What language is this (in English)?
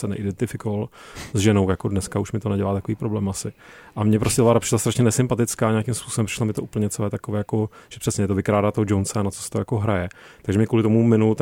Czech